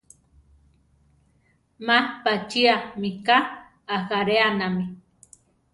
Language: Central Tarahumara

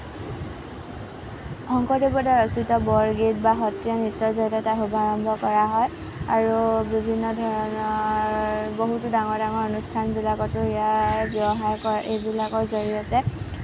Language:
Assamese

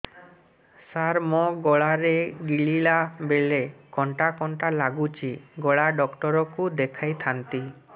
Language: Odia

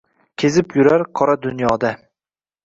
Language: Uzbek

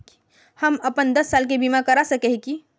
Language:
Magahi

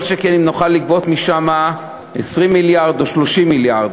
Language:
Hebrew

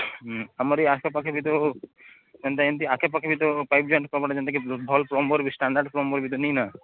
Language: Odia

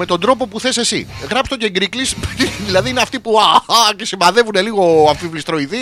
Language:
Greek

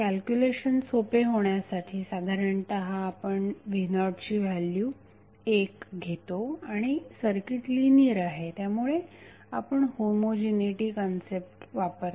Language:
Marathi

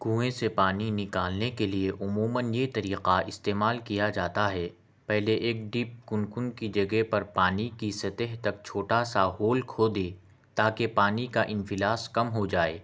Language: Urdu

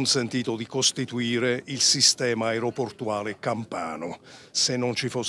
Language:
Italian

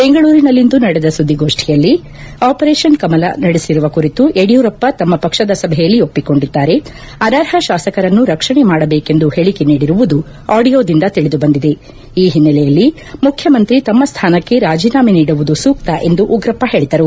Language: Kannada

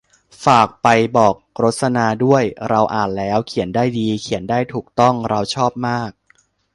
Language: Thai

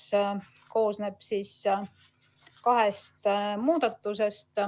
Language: Estonian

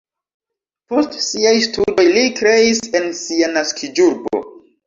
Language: Esperanto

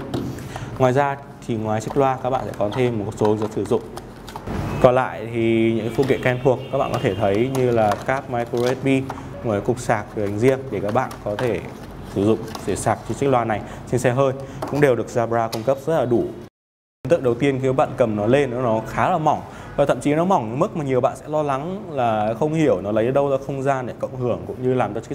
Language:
Vietnamese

